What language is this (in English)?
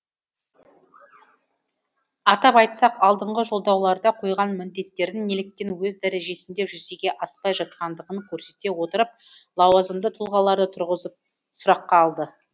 Kazakh